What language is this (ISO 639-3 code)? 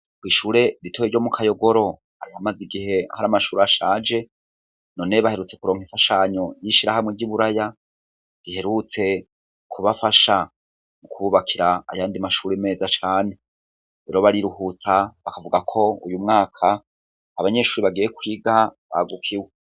run